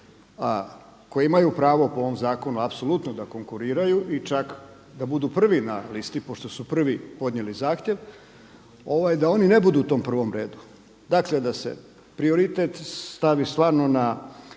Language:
Croatian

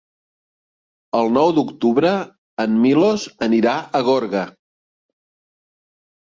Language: Catalan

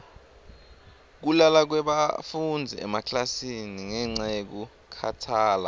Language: Swati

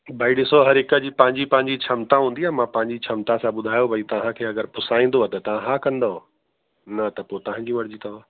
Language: Sindhi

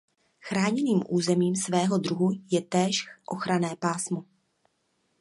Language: Czech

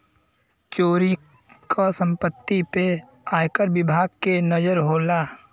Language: Bhojpuri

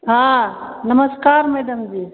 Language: Maithili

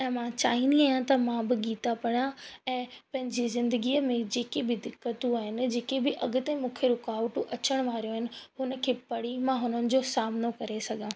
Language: Sindhi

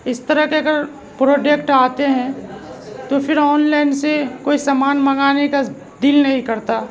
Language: Urdu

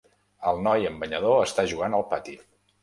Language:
Catalan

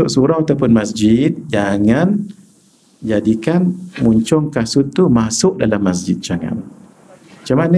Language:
Malay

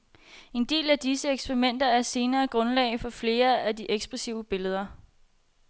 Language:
Danish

